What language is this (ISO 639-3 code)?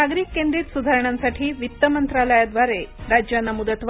mar